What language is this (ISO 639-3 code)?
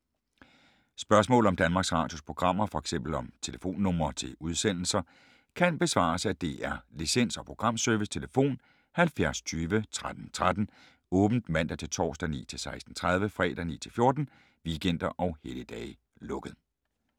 dan